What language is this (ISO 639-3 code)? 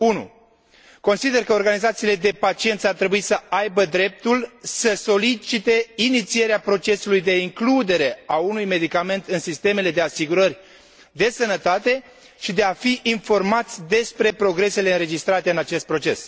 ron